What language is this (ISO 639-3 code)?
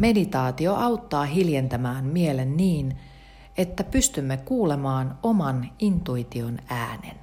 fin